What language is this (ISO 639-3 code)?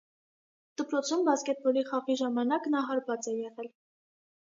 hye